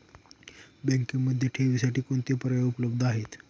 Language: Marathi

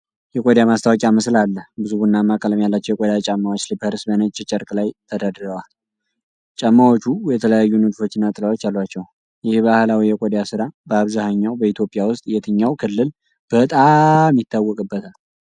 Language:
Amharic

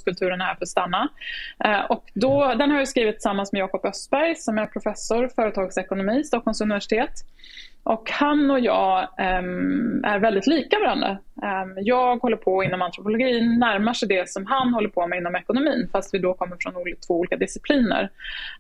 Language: Swedish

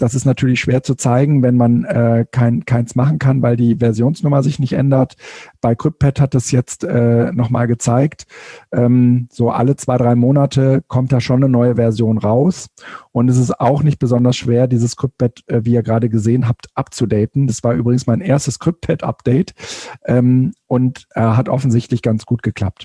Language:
German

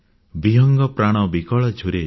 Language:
Odia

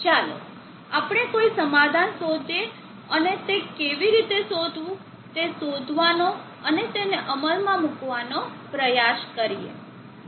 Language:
Gujarati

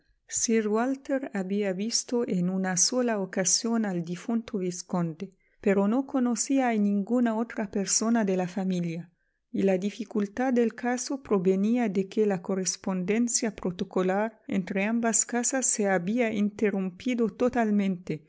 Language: Spanish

